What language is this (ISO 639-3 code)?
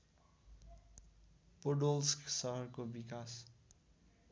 nep